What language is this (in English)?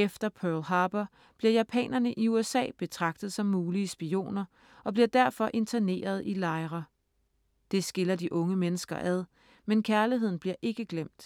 Danish